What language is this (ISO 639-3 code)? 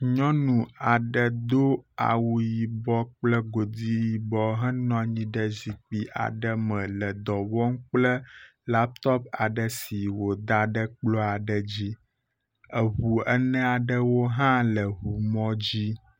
ewe